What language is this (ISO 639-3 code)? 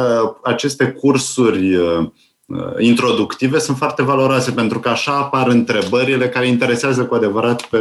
ron